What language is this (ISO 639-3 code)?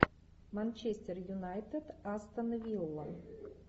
rus